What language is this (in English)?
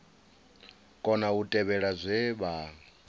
Venda